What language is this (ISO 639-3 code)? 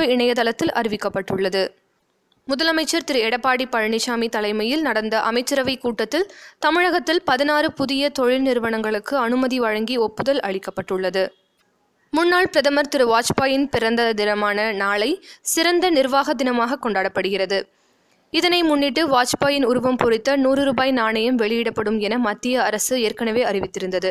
tam